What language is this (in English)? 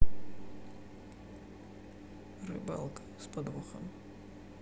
Russian